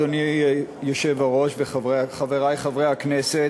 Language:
Hebrew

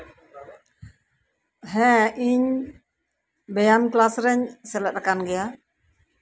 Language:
Santali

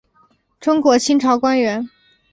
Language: Chinese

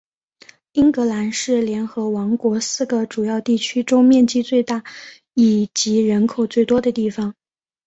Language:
Chinese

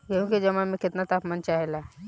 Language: Bhojpuri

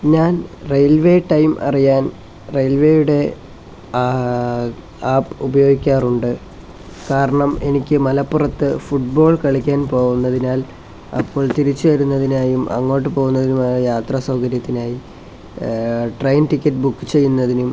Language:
Malayalam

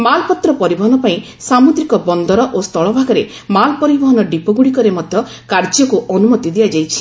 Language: Odia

